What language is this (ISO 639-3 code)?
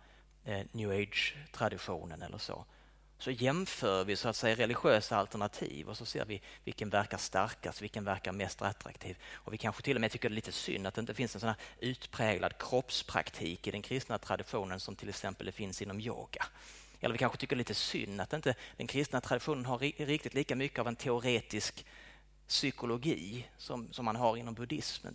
swe